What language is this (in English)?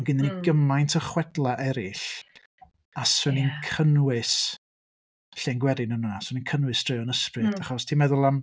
Welsh